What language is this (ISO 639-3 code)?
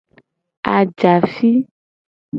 gej